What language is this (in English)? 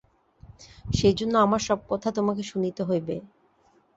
Bangla